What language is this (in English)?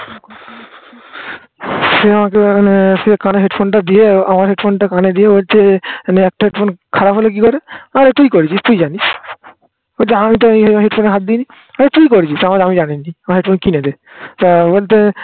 Bangla